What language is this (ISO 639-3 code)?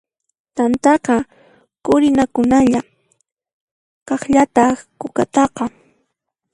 qxp